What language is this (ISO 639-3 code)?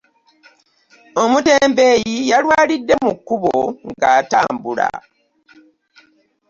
lug